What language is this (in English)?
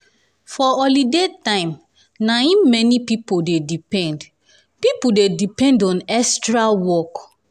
Nigerian Pidgin